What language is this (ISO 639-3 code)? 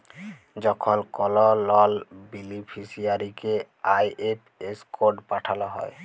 ben